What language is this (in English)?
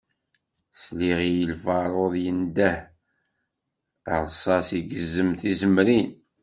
Kabyle